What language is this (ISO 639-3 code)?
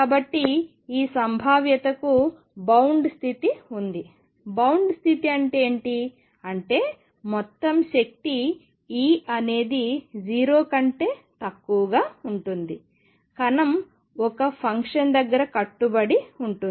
tel